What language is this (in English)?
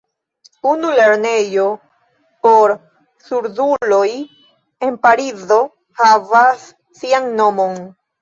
Esperanto